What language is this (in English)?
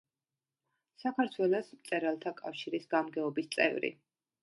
Georgian